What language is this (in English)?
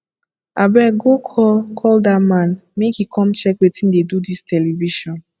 Nigerian Pidgin